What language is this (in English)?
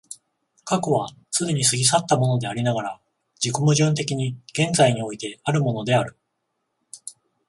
Japanese